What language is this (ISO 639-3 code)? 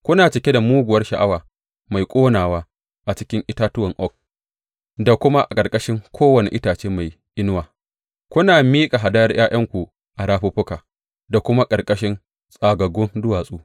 hau